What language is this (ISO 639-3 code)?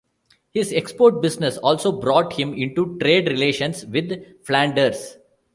eng